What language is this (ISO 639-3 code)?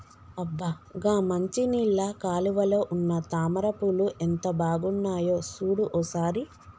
tel